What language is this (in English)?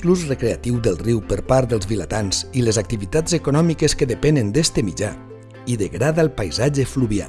Catalan